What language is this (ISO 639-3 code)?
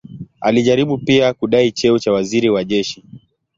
swa